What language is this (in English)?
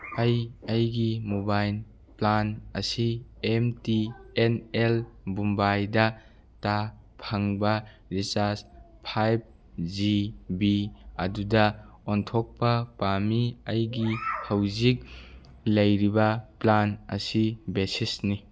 Manipuri